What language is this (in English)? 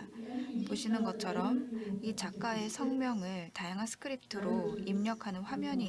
Korean